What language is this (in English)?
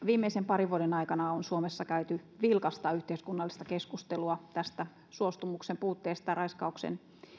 Finnish